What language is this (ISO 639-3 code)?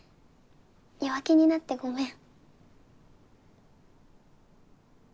jpn